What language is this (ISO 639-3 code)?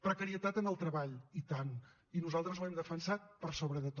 cat